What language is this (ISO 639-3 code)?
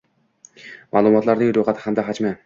uzb